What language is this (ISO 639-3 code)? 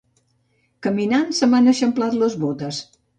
cat